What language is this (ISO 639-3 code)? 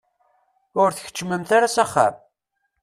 kab